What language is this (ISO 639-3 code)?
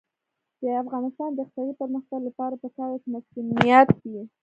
pus